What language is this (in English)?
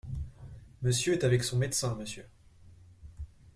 French